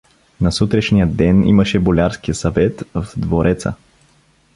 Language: Bulgarian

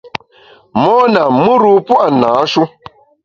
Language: Bamun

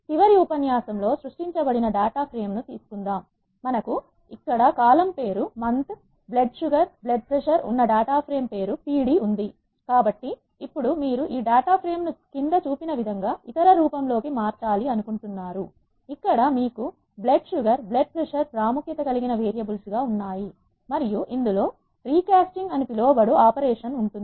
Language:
Telugu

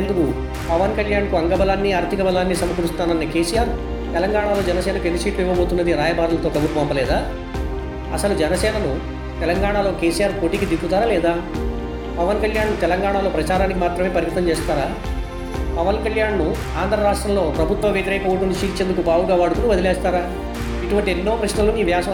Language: Telugu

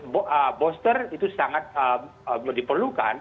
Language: Indonesian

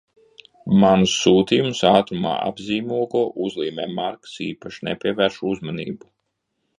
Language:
Latvian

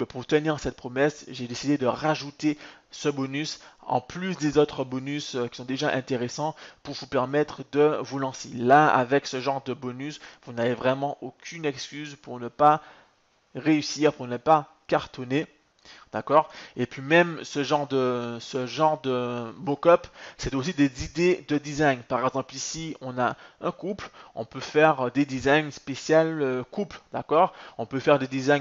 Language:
French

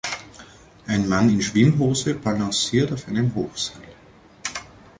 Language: German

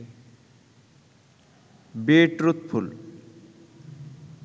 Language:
Bangla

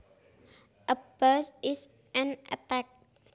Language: Javanese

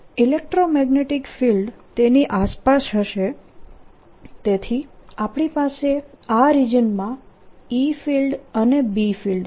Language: Gujarati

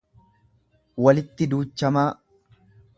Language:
Oromo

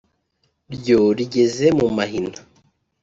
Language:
Kinyarwanda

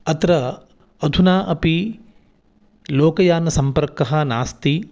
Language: Sanskrit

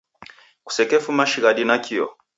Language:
Taita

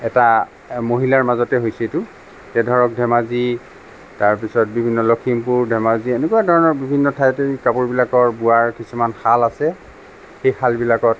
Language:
Assamese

